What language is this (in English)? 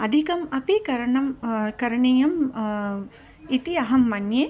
Sanskrit